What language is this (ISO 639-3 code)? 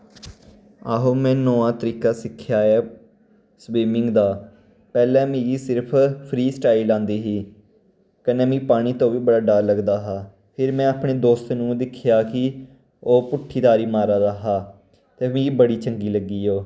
doi